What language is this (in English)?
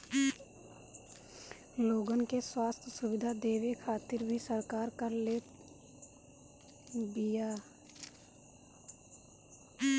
Bhojpuri